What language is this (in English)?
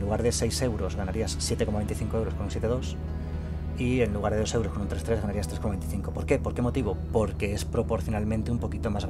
Spanish